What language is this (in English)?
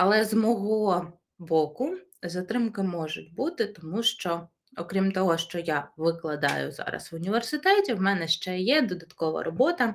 Ukrainian